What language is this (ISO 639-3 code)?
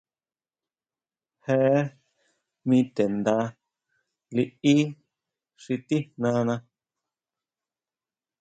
mau